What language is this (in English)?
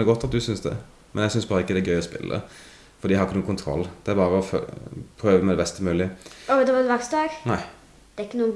Norwegian